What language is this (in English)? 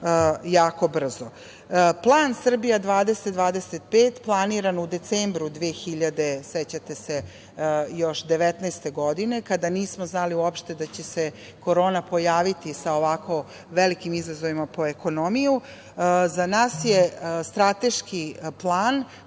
Serbian